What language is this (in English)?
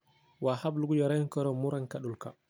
Somali